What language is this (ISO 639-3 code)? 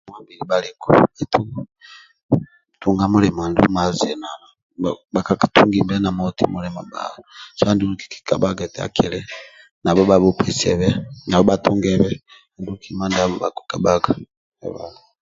rwm